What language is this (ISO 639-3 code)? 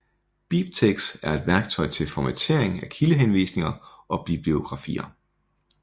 dan